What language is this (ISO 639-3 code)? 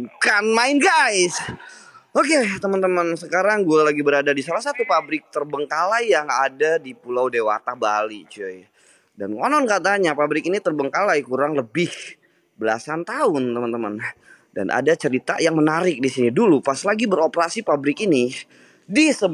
ind